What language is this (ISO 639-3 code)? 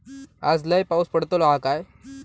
mar